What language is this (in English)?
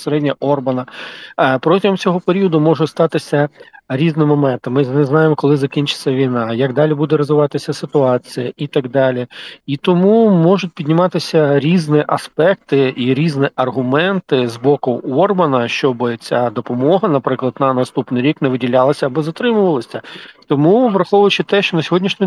Ukrainian